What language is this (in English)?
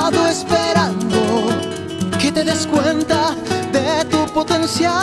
Latvian